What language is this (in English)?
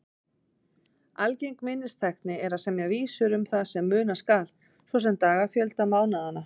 Icelandic